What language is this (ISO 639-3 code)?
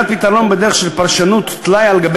heb